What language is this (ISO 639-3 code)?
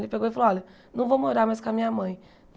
por